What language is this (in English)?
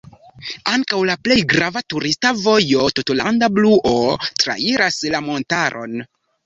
Esperanto